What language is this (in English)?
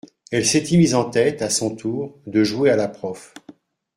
French